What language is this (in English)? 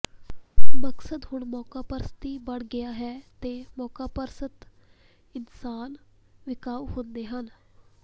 Punjabi